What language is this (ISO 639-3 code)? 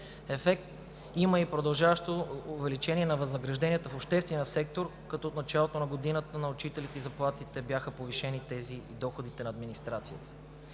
bul